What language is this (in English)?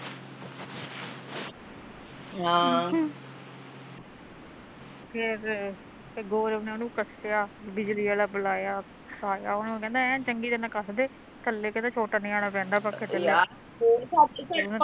Punjabi